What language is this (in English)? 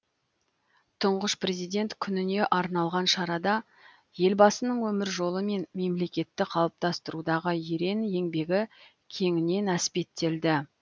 Kazakh